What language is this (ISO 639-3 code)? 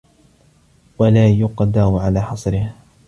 ara